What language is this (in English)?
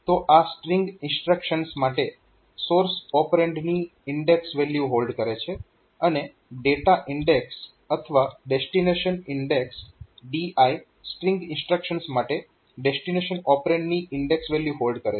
Gujarati